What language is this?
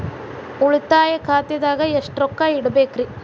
Kannada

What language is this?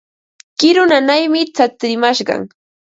Ambo-Pasco Quechua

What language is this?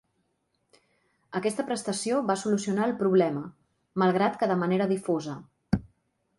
Catalan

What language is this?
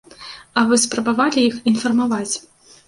Belarusian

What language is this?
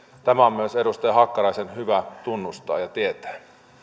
Finnish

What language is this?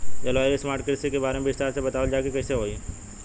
Bhojpuri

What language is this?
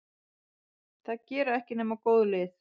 Icelandic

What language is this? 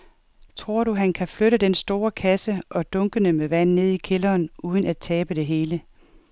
Danish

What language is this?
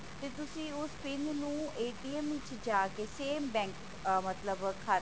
Punjabi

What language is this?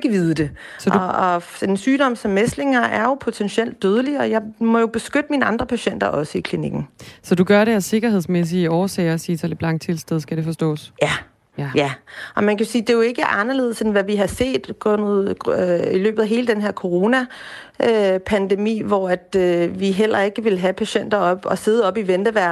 Danish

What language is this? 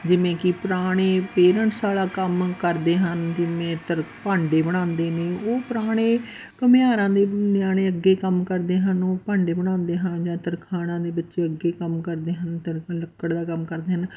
Punjabi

